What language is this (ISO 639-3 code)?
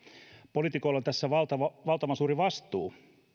fin